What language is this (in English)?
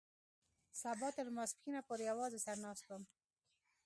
Pashto